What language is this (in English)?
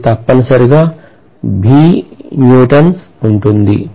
Telugu